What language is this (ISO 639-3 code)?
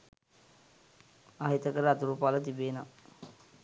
sin